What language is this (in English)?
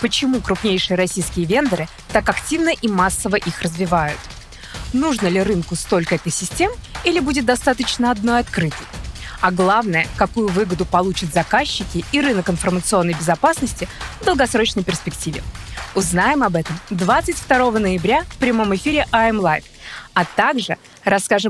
Russian